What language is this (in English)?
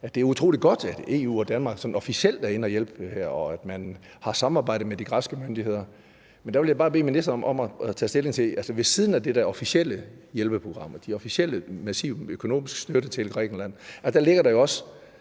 Danish